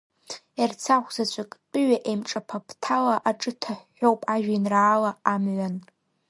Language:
Abkhazian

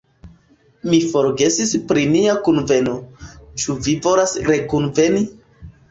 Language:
Esperanto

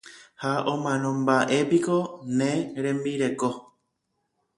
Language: Guarani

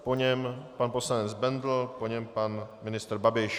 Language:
Czech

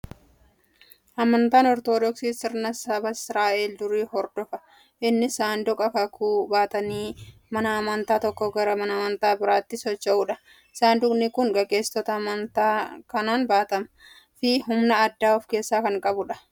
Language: Oromo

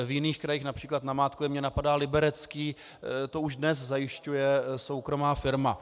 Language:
Czech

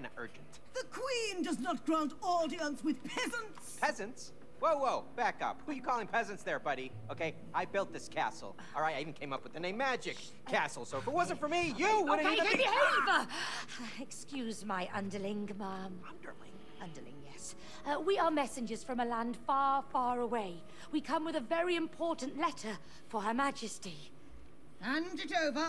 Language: Polish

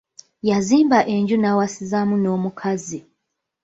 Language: Ganda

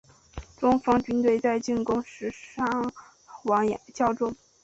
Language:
Chinese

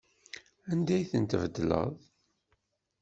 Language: Kabyle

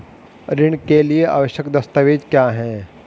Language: Hindi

